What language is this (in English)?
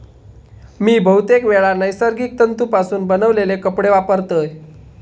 Marathi